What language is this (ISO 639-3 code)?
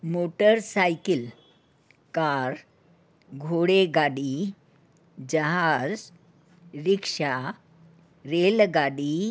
snd